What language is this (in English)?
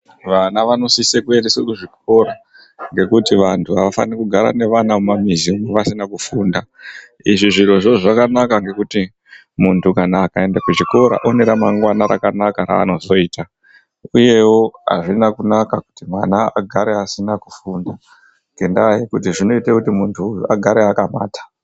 Ndau